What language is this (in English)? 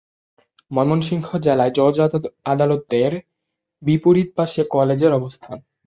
Bangla